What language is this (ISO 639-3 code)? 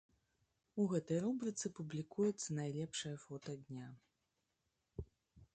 bel